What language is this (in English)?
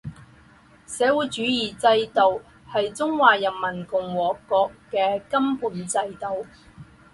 Chinese